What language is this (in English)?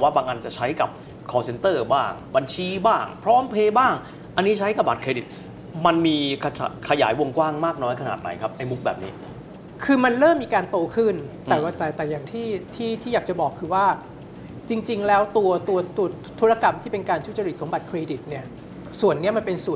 Thai